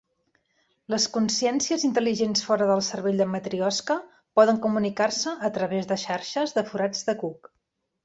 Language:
Catalan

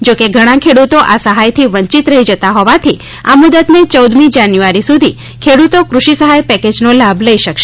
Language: Gujarati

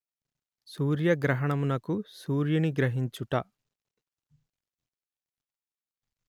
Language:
Telugu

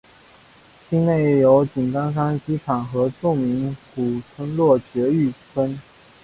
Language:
Chinese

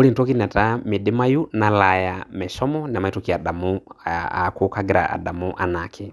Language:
Masai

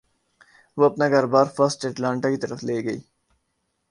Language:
Urdu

